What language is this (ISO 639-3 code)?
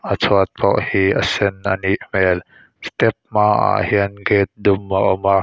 lus